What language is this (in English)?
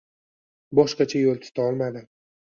Uzbek